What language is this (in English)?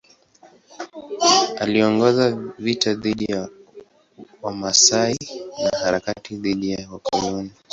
Swahili